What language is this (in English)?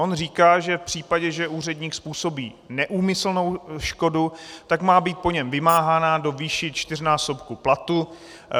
Czech